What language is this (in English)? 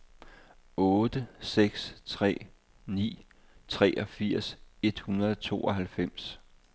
Danish